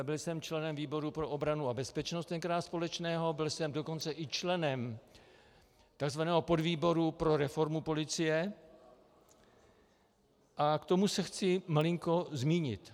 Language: Czech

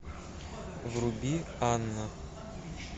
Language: Russian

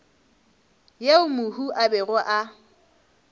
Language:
Northern Sotho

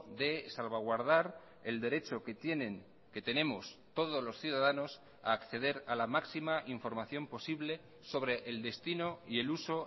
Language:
Spanish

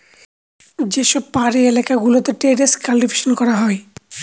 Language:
Bangla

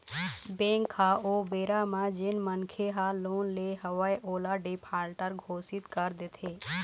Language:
Chhattisgarhi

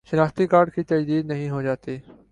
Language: Urdu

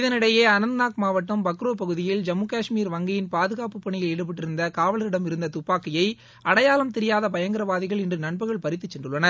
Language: Tamil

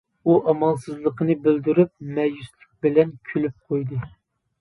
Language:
Uyghur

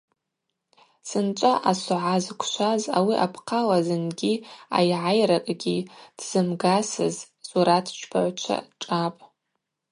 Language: Abaza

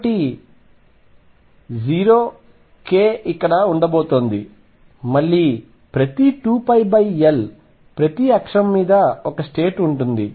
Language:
Telugu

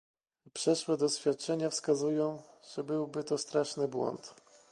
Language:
Polish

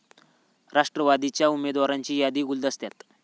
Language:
Marathi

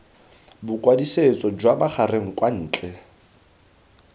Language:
Tswana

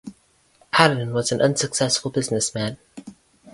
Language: English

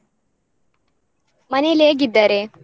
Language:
Kannada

